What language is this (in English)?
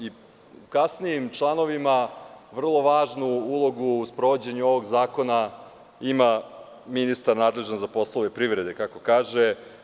Serbian